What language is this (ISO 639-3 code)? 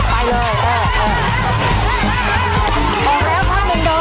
tha